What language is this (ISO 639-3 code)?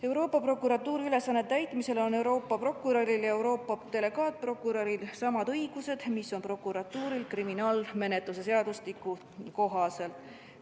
est